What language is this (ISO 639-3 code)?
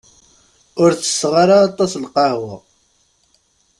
kab